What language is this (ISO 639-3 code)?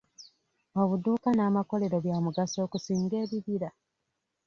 lug